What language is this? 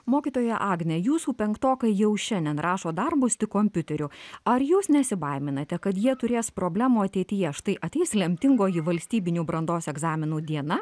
Lithuanian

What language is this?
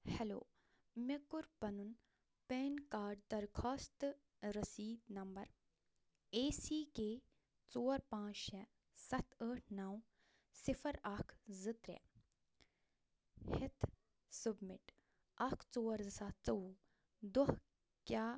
Kashmiri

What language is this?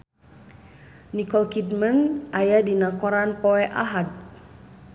Sundanese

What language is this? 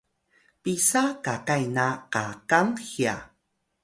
Atayal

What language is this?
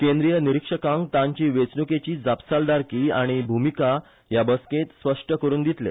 Konkani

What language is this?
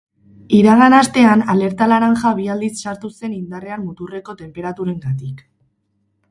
Basque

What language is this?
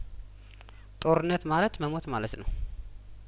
Amharic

